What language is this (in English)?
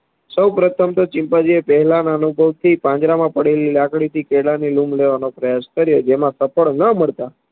Gujarati